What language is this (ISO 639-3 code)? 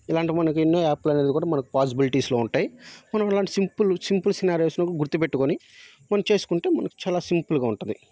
tel